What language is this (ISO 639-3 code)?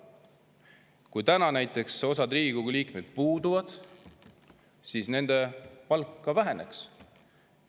est